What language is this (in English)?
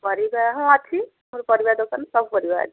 Odia